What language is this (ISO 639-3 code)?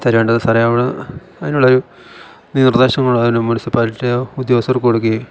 mal